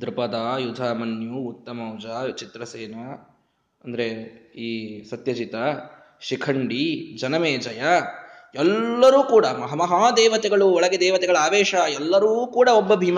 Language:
Kannada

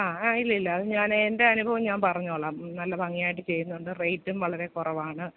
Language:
Malayalam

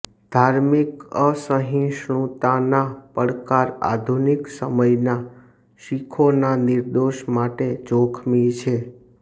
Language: Gujarati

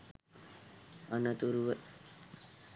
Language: Sinhala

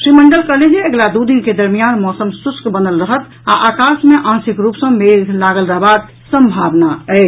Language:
Maithili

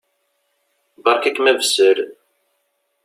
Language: Kabyle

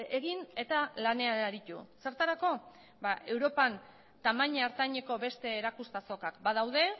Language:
Basque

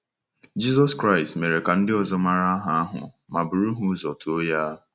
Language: Igbo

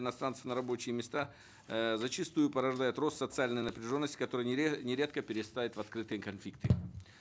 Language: Kazakh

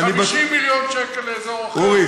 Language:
Hebrew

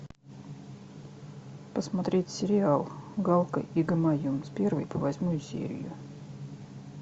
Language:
Russian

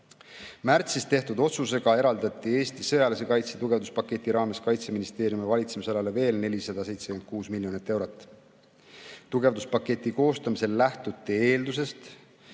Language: Estonian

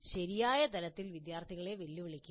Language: Malayalam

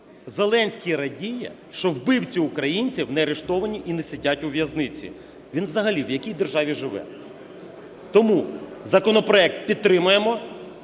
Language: Ukrainian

